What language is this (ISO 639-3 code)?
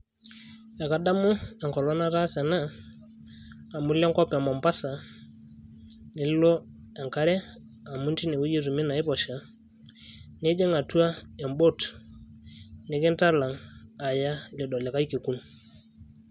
mas